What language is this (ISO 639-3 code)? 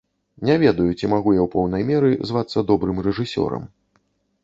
bel